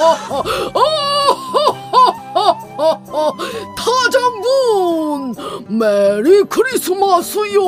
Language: Korean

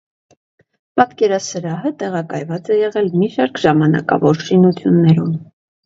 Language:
Armenian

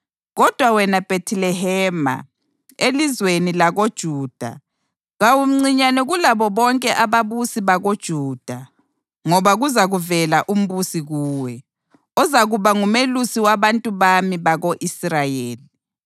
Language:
North Ndebele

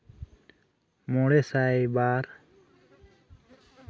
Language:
Santali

